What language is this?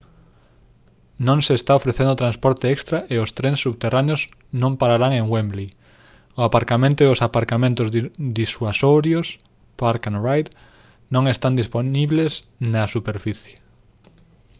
Galician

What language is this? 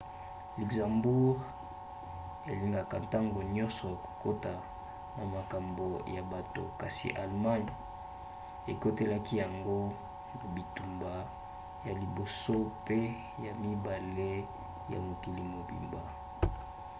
Lingala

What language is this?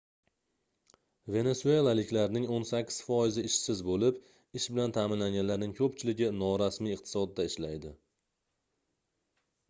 Uzbek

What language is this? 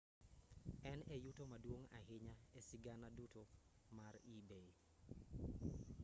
Luo (Kenya and Tanzania)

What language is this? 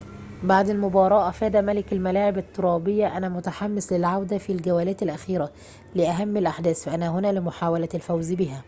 Arabic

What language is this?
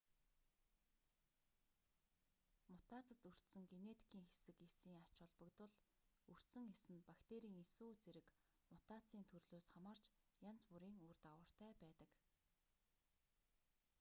Mongolian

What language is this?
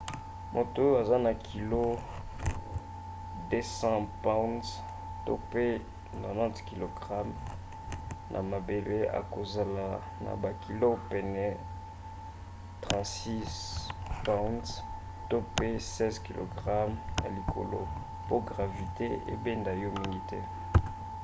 Lingala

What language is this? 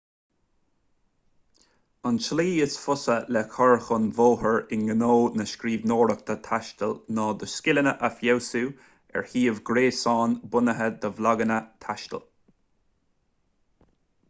Irish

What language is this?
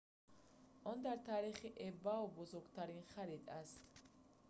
Tajik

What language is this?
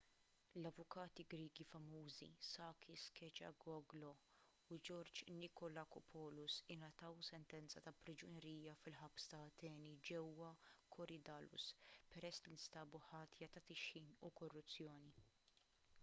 Maltese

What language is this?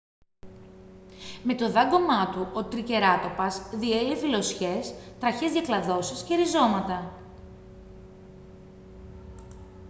Greek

